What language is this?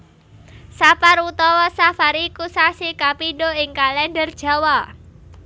Javanese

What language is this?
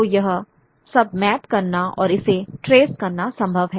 Hindi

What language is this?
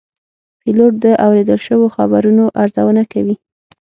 Pashto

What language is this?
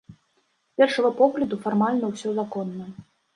Belarusian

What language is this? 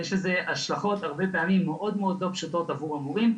Hebrew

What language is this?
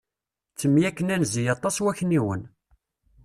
Kabyle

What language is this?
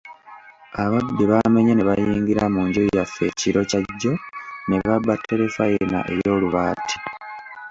Ganda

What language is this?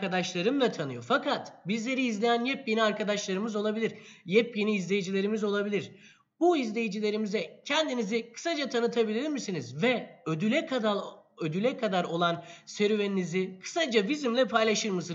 Turkish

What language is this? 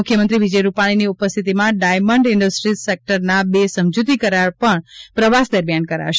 Gujarati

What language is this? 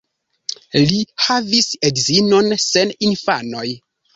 Esperanto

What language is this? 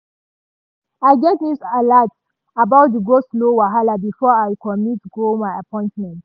Nigerian Pidgin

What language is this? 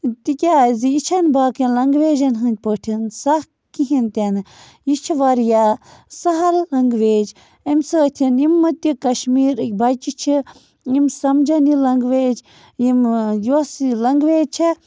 Kashmiri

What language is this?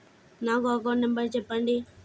Telugu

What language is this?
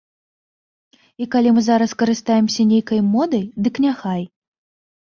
Belarusian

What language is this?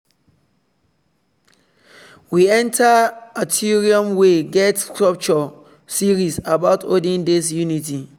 Nigerian Pidgin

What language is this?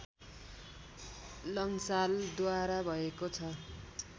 Nepali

